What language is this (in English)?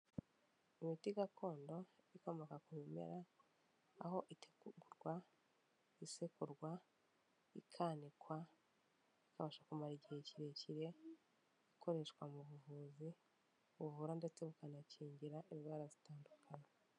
Kinyarwanda